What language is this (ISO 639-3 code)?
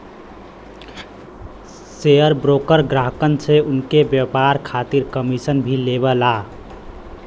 bho